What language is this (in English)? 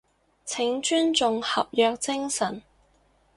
Cantonese